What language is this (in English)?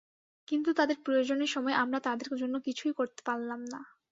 Bangla